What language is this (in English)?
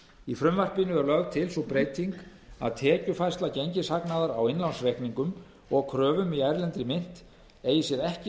Icelandic